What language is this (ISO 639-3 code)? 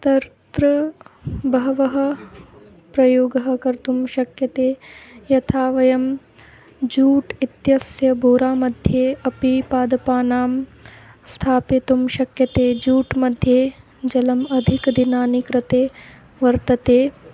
san